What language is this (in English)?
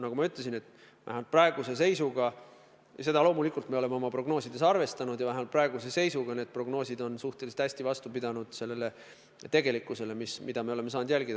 Estonian